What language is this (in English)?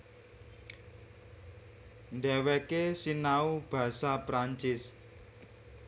Javanese